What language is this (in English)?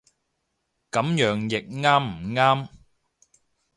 Cantonese